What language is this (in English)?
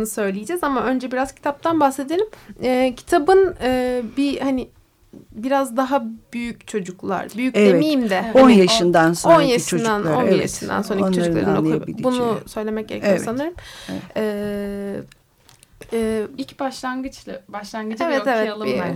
Turkish